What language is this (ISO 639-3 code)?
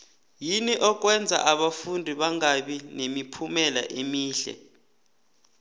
nbl